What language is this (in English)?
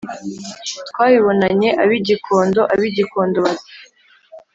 Kinyarwanda